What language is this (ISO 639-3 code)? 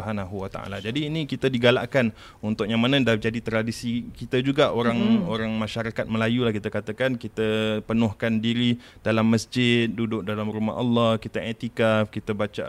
msa